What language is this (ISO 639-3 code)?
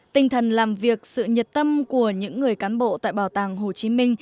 vie